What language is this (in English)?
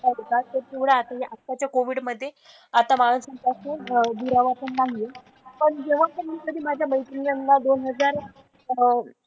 Marathi